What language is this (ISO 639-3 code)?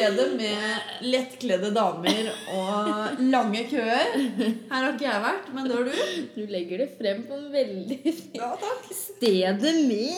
swe